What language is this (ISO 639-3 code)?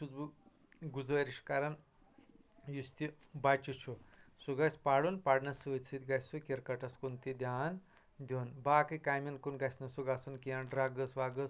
kas